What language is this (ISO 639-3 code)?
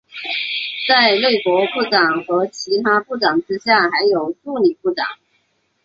zho